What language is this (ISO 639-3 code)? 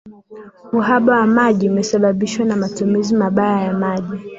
swa